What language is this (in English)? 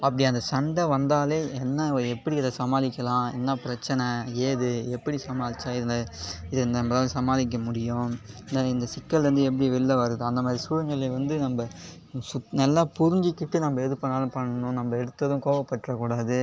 Tamil